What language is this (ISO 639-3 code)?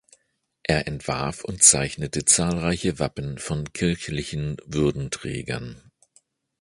deu